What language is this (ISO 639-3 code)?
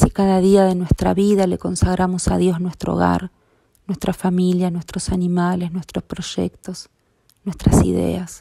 spa